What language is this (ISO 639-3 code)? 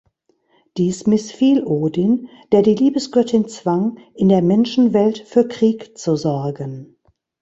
deu